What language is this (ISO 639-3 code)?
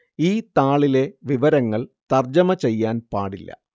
mal